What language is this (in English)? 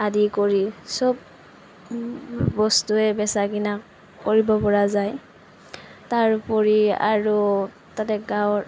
Assamese